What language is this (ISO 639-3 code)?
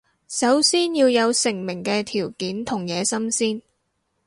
yue